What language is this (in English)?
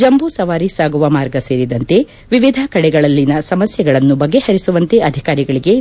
Kannada